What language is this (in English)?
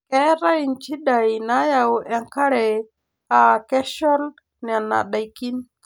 Masai